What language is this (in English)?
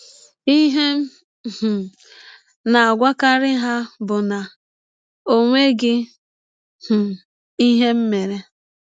Igbo